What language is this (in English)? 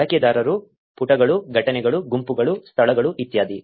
Kannada